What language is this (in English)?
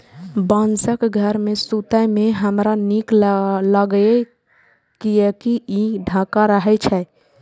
Maithili